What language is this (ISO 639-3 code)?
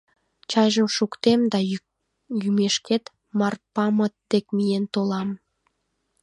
chm